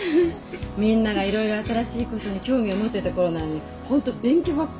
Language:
Japanese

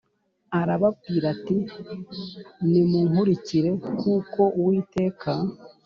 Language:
Kinyarwanda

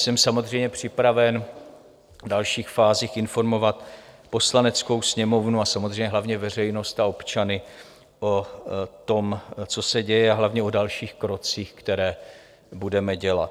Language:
Czech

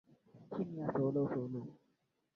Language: Swahili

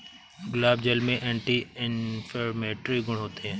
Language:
Hindi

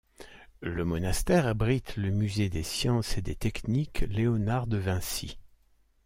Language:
French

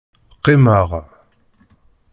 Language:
Kabyle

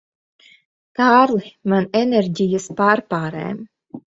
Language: Latvian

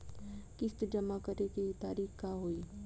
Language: Bhojpuri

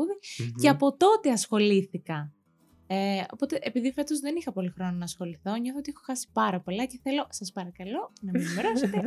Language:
Greek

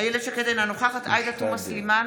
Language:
Hebrew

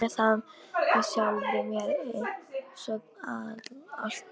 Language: Icelandic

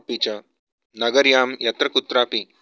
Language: Sanskrit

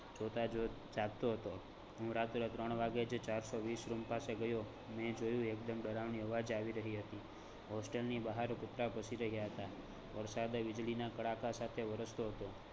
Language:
Gujarati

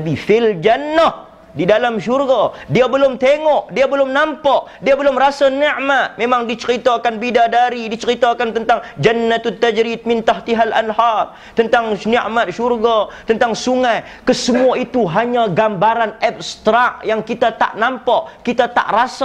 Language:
Malay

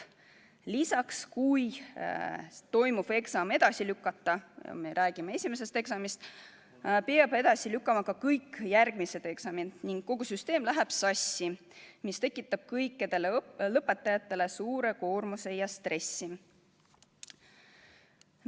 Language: Estonian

